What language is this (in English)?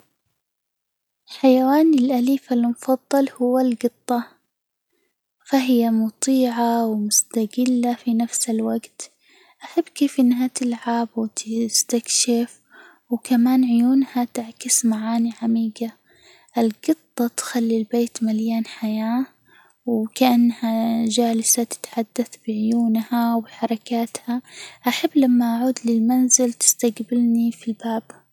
Hijazi Arabic